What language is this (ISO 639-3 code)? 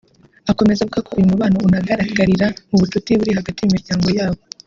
kin